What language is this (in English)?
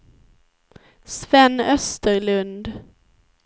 Swedish